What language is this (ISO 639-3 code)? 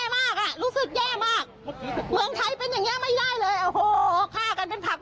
tha